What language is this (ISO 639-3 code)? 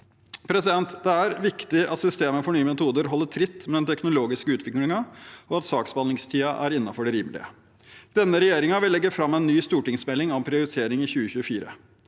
nor